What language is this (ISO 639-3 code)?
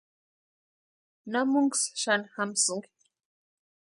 pua